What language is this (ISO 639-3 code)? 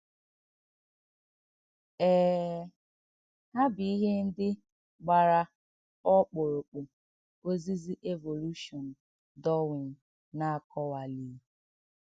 ibo